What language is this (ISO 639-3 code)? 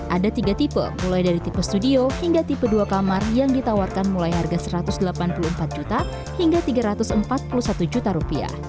ind